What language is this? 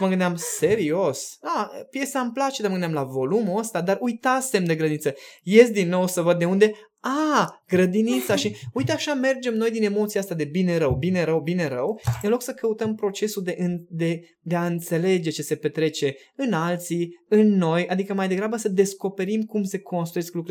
Romanian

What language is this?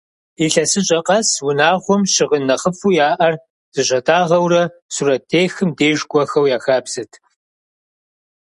Kabardian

